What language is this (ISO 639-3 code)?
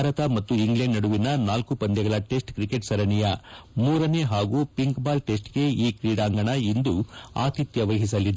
kan